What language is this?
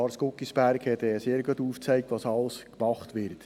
Swiss German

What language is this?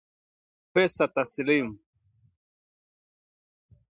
Swahili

